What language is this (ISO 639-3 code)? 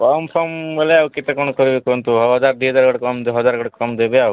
ori